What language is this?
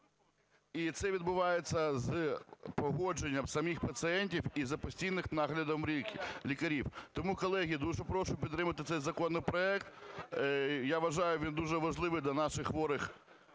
Ukrainian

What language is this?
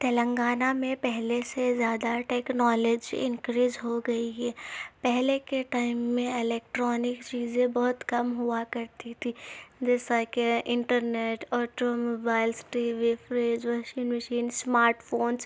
Urdu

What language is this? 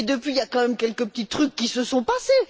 French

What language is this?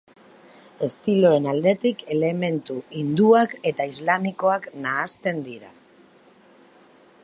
Basque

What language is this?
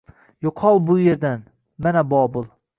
Uzbek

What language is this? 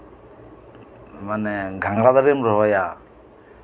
Santali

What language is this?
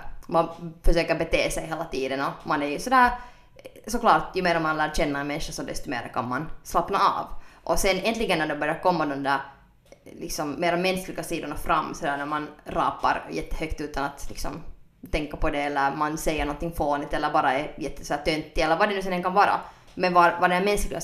Swedish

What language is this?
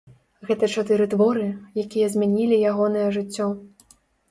Belarusian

